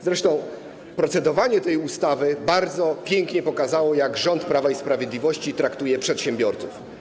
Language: Polish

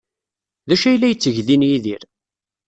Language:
Kabyle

